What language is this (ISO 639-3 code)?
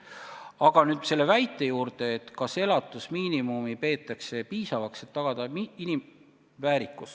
est